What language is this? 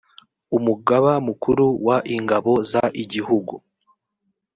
Kinyarwanda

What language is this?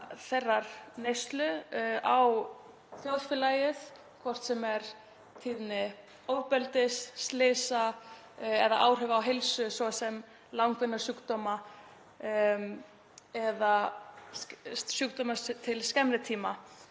Icelandic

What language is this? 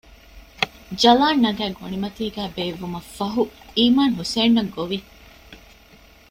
Divehi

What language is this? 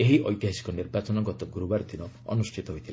Odia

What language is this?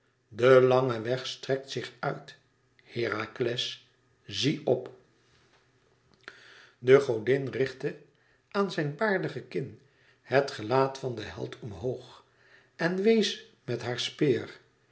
Dutch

